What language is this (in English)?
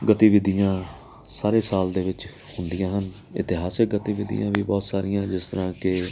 Punjabi